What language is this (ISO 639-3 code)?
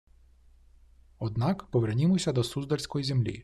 ukr